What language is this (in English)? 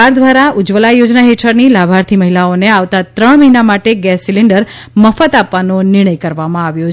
Gujarati